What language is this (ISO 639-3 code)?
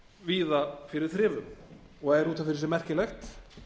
isl